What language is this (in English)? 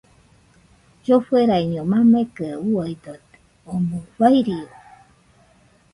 Nüpode Huitoto